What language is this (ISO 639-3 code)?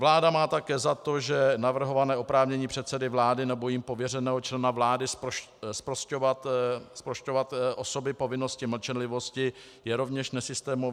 ces